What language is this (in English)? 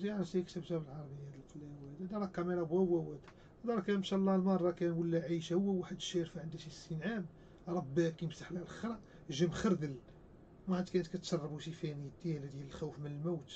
Arabic